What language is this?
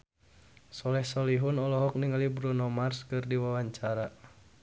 Sundanese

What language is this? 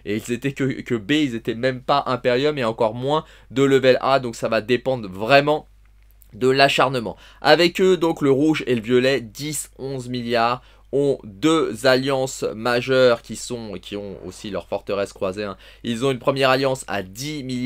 French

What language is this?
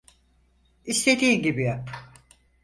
Turkish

